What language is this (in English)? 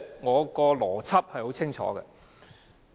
Cantonese